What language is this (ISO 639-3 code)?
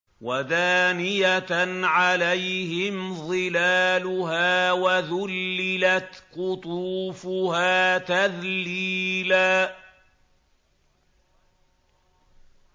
ara